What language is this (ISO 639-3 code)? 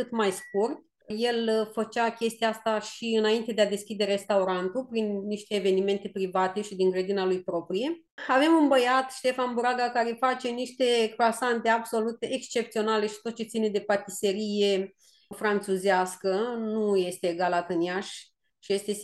ron